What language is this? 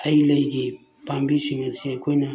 Manipuri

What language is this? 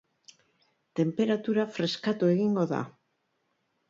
Basque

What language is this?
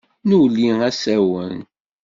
Kabyle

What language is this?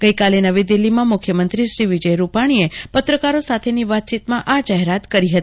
Gujarati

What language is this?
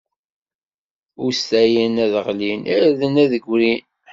Kabyle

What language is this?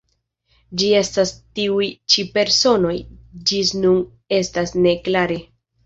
Esperanto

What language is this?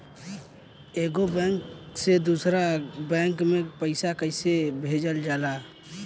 Bhojpuri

